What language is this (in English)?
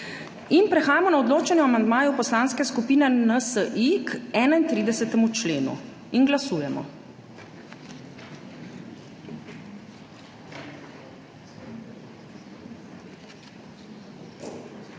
Slovenian